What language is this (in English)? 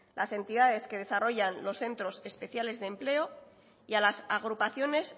Spanish